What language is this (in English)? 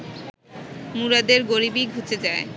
Bangla